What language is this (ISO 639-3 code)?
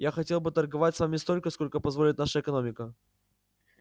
rus